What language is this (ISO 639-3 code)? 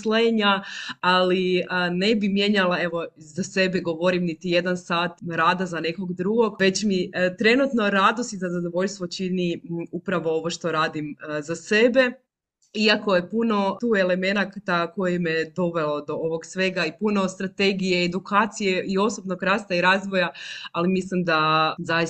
hrv